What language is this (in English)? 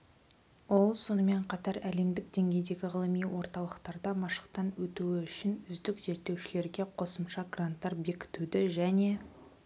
Kazakh